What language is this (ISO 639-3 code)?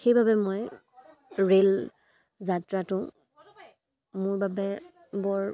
asm